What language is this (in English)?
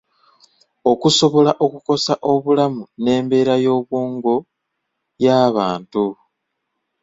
Ganda